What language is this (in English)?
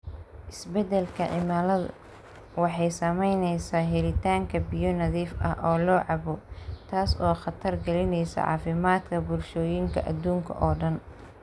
Somali